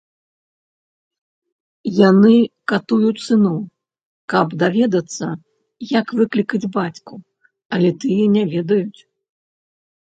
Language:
Belarusian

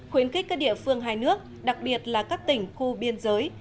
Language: Vietnamese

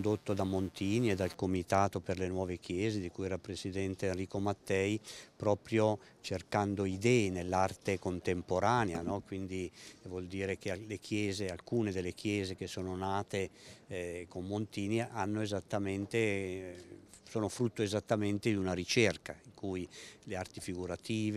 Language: Italian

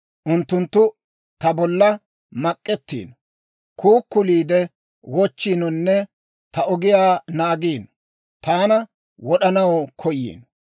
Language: Dawro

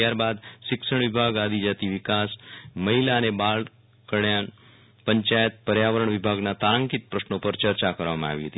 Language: Gujarati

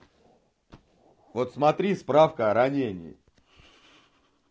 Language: Russian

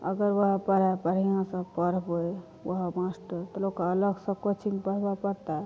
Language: Maithili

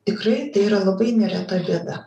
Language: Lithuanian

